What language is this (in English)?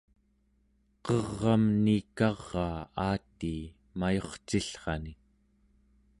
Central Yupik